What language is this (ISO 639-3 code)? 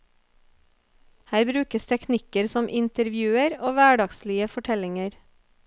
nor